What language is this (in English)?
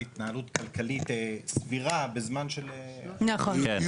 Hebrew